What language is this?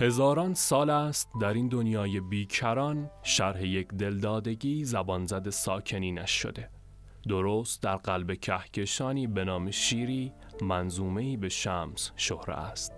Persian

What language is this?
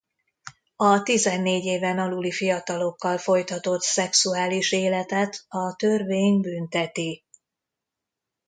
Hungarian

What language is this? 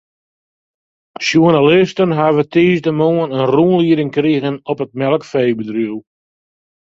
Western Frisian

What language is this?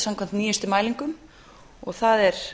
Icelandic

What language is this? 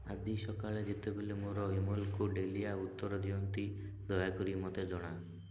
Odia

